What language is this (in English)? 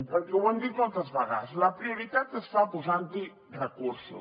Catalan